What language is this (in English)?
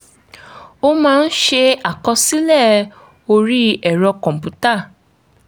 Yoruba